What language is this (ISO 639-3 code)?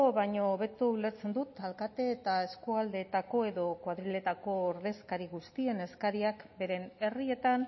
eus